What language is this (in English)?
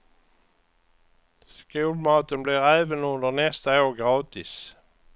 Swedish